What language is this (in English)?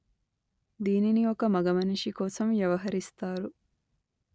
Telugu